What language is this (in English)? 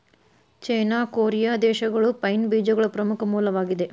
Kannada